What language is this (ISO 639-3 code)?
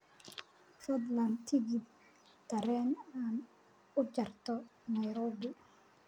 som